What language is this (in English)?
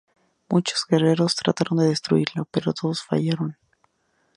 Spanish